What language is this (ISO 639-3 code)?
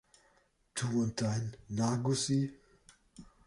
deu